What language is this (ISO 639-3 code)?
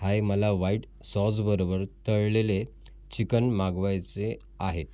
mar